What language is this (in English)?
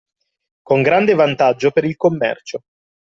Italian